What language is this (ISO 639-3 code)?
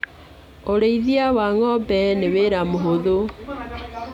kik